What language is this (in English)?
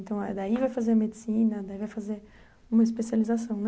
Portuguese